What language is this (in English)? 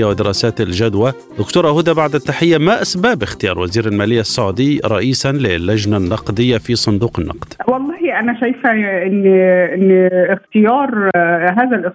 Arabic